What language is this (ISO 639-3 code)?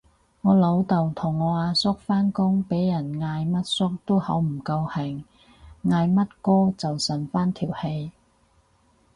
yue